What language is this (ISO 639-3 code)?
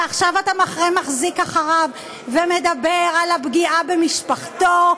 heb